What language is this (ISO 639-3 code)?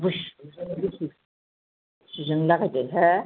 brx